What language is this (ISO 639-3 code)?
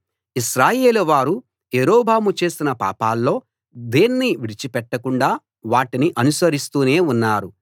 tel